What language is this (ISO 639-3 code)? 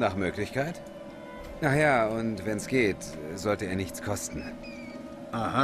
deu